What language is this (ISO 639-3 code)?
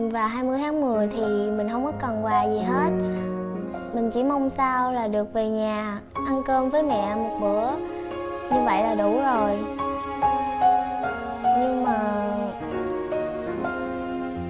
vie